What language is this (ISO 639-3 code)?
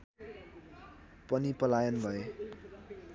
nep